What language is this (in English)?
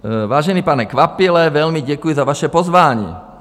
Czech